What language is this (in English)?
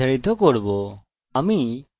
Bangla